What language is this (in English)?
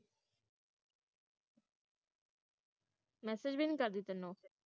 Punjabi